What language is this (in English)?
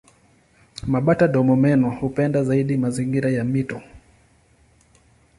Swahili